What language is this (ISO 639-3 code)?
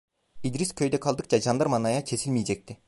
tur